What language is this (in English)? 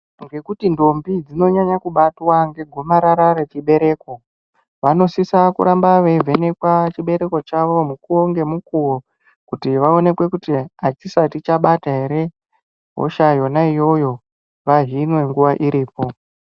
Ndau